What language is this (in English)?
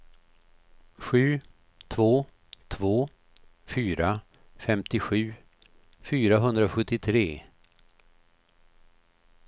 Swedish